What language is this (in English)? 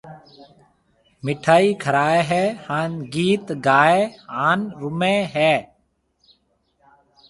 Marwari (Pakistan)